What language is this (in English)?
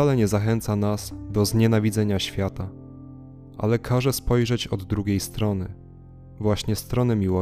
Polish